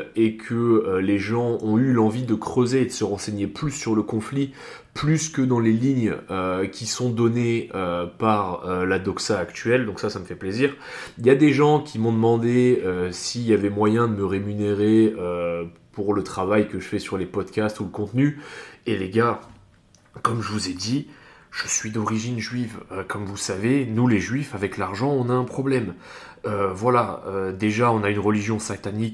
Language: French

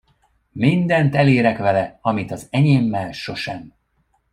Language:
Hungarian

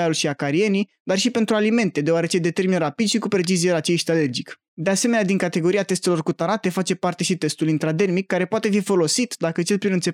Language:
Romanian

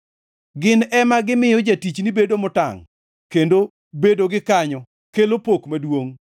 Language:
Luo (Kenya and Tanzania)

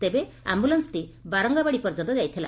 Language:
Odia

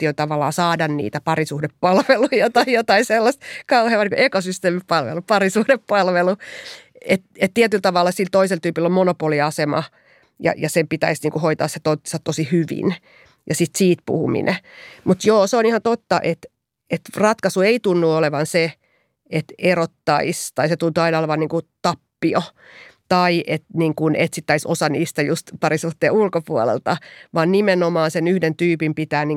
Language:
Finnish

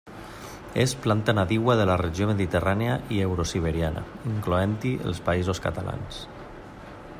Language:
Catalan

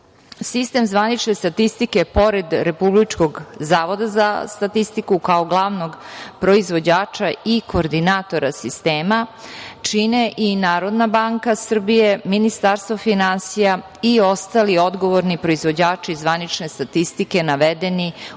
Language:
Serbian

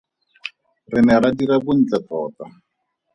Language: Tswana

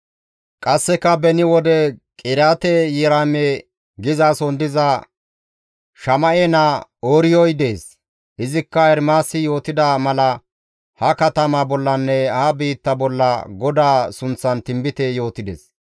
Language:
Gamo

